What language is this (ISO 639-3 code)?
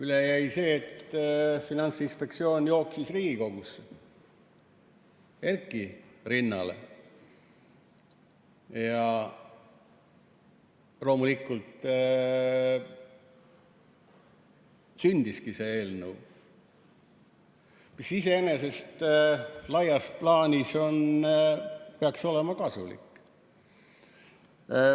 est